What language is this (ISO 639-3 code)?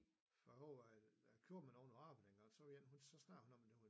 dan